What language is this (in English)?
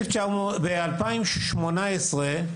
Hebrew